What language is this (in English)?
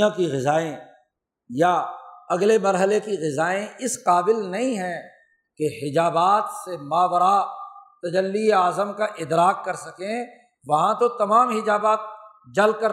Urdu